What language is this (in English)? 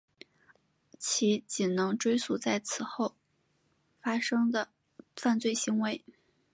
Chinese